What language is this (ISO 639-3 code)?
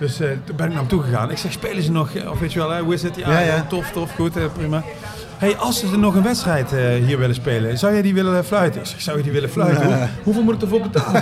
nld